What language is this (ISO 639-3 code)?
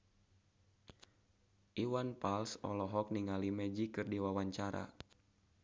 sun